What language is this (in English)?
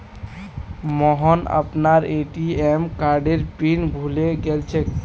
Magahi